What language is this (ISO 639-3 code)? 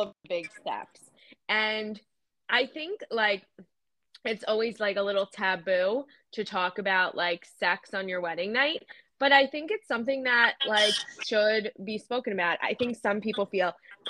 eng